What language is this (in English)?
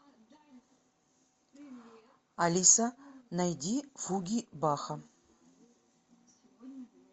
Russian